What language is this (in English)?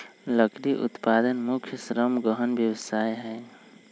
Magahi